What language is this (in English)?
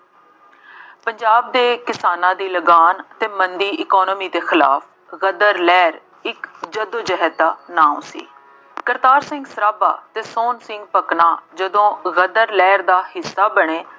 Punjabi